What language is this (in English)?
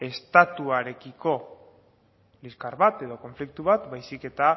Basque